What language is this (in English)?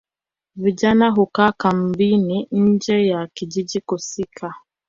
Swahili